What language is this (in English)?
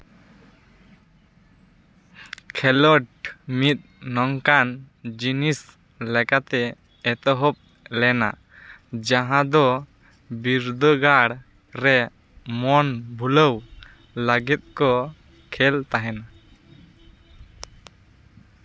Santali